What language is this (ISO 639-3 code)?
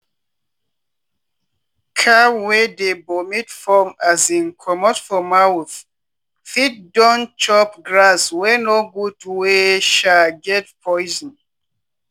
pcm